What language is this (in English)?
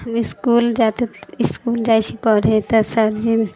Maithili